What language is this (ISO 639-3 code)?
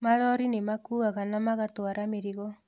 kik